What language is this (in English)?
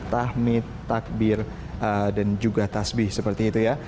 Indonesian